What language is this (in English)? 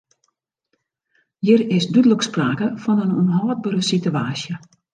Western Frisian